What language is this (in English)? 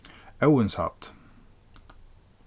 Faroese